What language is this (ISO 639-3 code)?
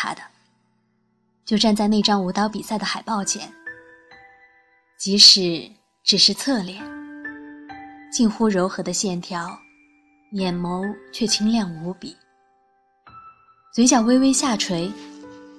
zho